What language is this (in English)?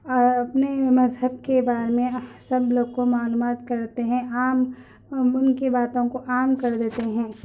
Urdu